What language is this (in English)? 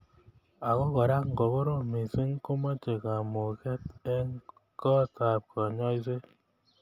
Kalenjin